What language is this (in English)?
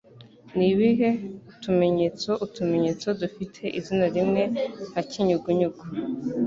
Kinyarwanda